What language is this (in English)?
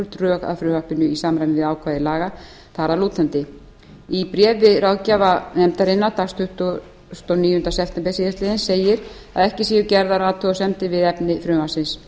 Icelandic